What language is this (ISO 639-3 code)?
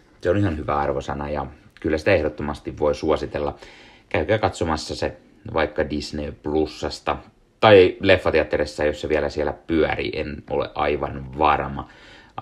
fin